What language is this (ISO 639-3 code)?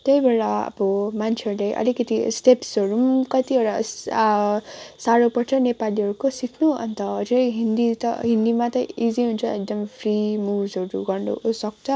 nep